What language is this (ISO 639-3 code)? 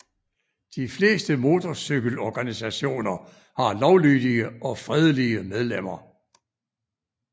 dan